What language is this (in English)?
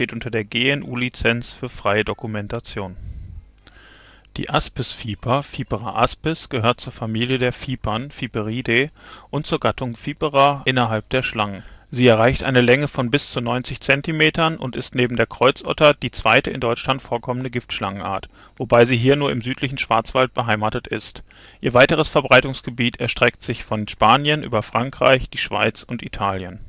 German